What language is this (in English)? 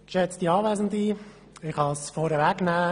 Swiss German